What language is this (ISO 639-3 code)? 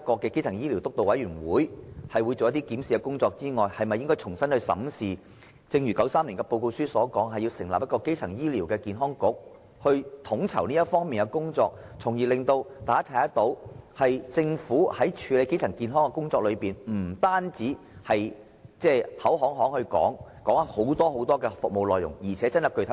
yue